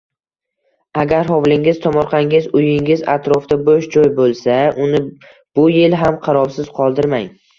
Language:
Uzbek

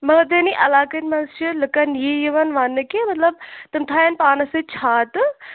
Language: Kashmiri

